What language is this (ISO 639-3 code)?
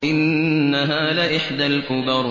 ara